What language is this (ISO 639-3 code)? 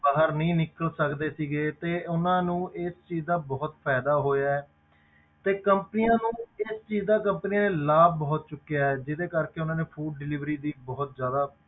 pan